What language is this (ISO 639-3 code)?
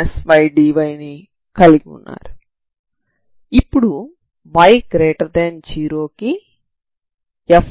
tel